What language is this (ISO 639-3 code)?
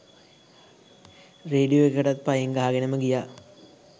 sin